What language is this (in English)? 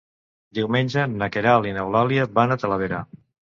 Catalan